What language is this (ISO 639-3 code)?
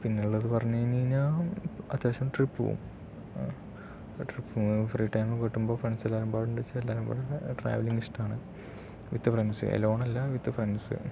mal